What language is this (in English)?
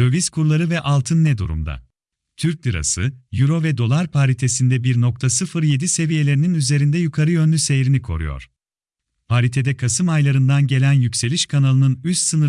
Turkish